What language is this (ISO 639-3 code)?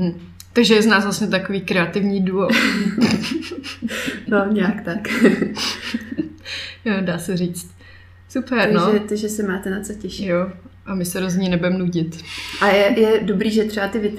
ces